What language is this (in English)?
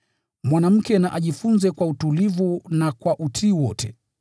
Swahili